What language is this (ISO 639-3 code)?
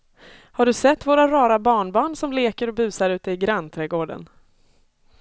swe